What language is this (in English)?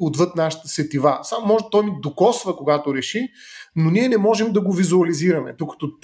Bulgarian